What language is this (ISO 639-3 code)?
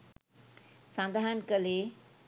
sin